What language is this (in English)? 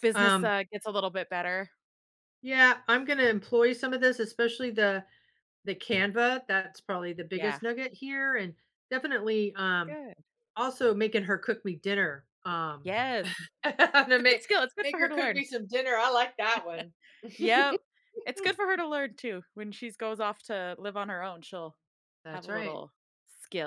English